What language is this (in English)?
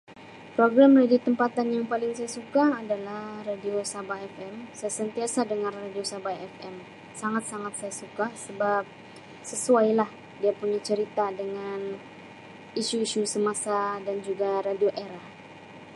Sabah Malay